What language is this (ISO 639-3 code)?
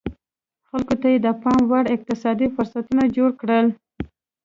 pus